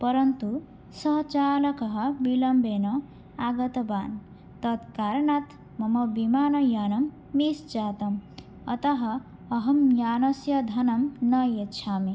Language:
Sanskrit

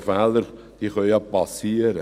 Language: Swiss German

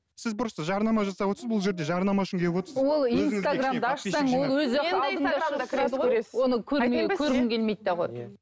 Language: Kazakh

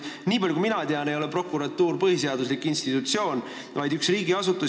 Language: Estonian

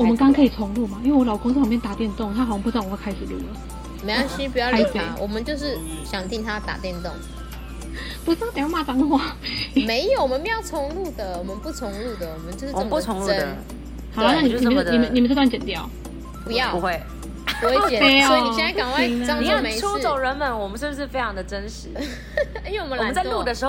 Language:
Chinese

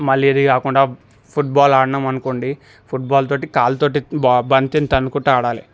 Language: Telugu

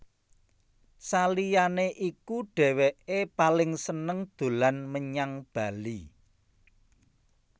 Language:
Javanese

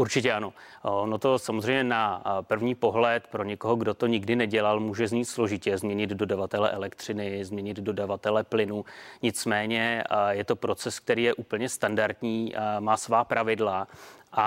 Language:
Czech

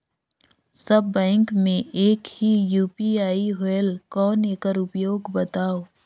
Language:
Chhattisgarhi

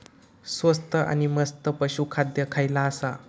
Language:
Marathi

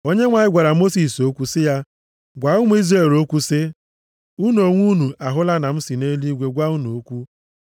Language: Igbo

